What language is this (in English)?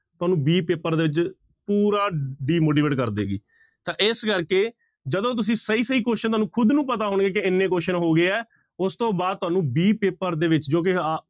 Punjabi